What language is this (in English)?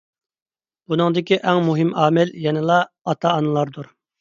Uyghur